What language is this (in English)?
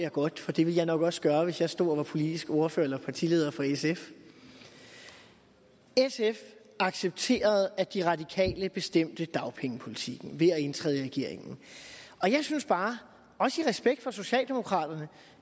Danish